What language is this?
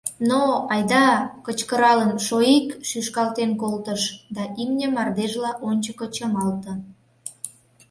Mari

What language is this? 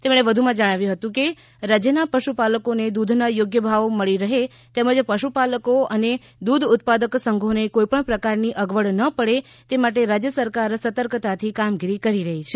Gujarati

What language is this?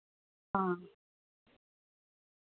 Dogri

